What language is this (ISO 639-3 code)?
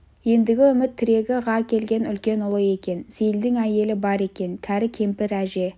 kaz